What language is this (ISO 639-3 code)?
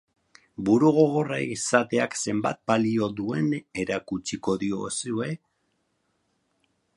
eus